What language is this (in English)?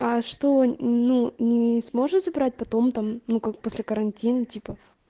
Russian